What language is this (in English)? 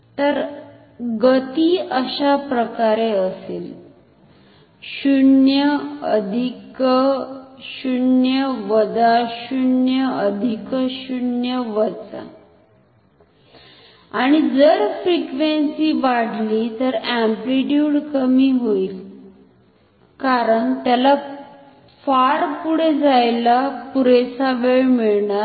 Marathi